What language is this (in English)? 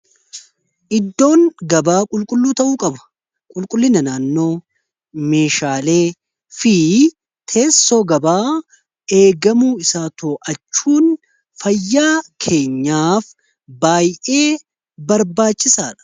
Oromo